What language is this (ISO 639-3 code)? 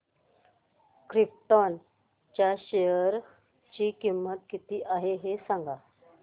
mar